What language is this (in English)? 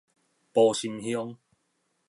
Min Nan Chinese